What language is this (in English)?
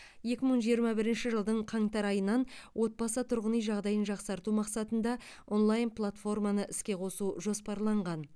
Kazakh